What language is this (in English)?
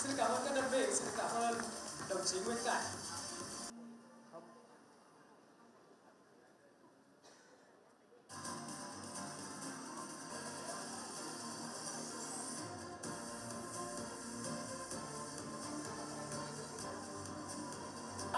Vietnamese